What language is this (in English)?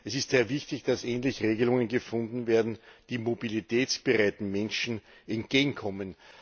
German